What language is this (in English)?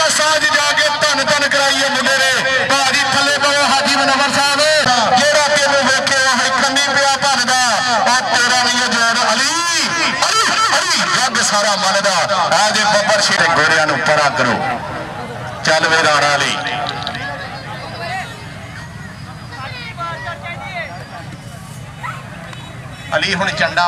Arabic